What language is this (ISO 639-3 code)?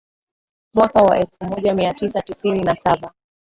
swa